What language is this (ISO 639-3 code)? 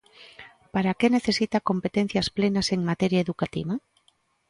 glg